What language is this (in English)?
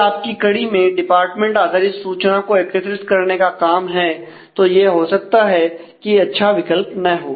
Hindi